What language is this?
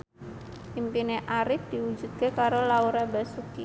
Javanese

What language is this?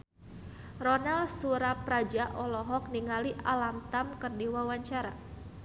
Sundanese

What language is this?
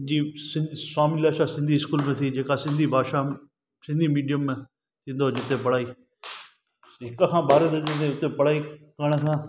Sindhi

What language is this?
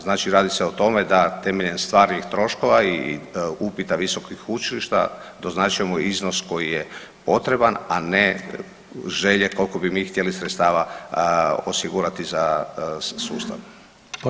Croatian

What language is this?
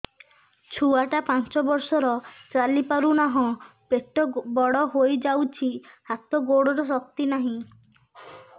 Odia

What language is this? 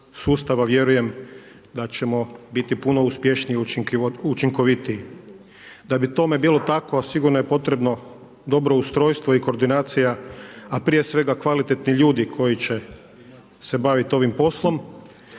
Croatian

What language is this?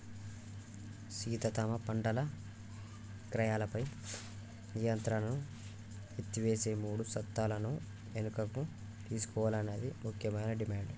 Telugu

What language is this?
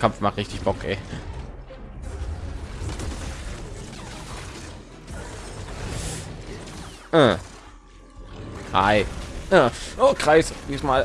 German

